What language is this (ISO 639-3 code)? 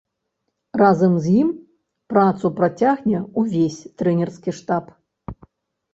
bel